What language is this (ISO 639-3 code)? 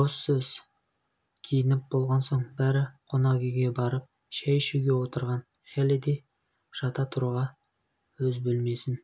kaz